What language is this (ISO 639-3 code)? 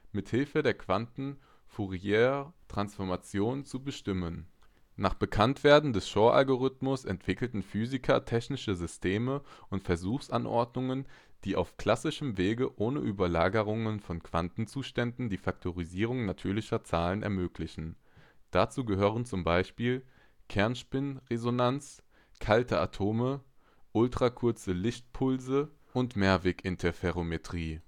deu